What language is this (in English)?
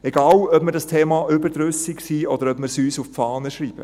Swiss German